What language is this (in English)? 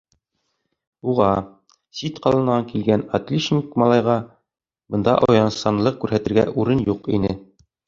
Bashkir